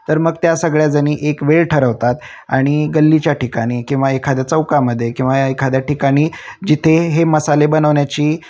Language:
Marathi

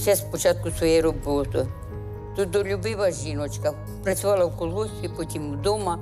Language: Ukrainian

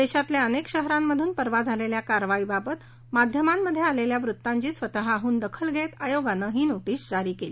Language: Marathi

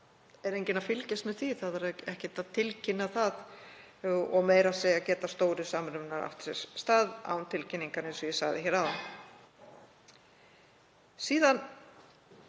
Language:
Icelandic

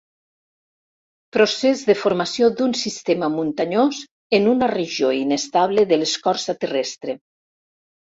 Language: Catalan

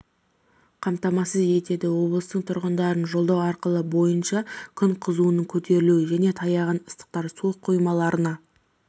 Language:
Kazakh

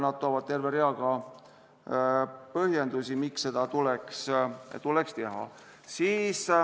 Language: Estonian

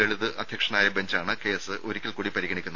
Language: Malayalam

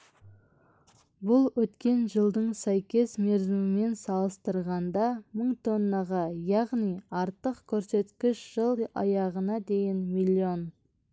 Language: Kazakh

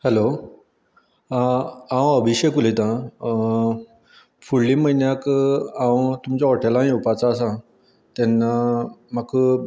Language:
Konkani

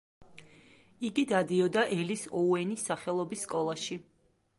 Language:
Georgian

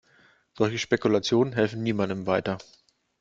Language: German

